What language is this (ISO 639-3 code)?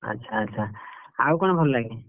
ori